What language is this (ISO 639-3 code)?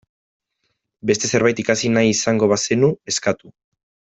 eus